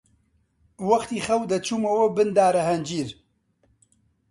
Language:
Central Kurdish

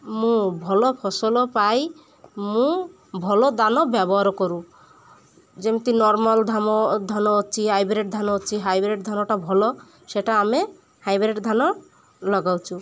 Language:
Odia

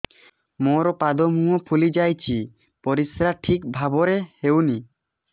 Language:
Odia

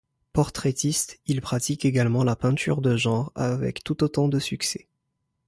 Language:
French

